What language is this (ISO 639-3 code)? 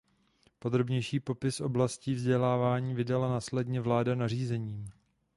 ces